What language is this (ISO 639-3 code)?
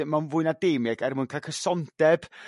cym